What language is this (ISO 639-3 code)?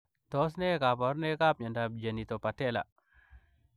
kln